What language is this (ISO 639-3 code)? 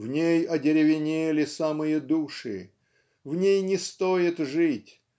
rus